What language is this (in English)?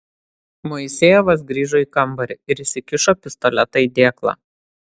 Lithuanian